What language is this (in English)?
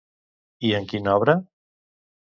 Catalan